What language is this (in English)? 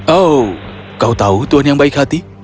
Indonesian